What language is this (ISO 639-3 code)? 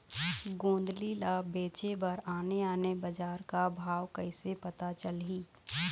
hne